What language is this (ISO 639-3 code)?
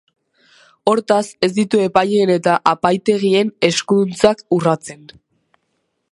eus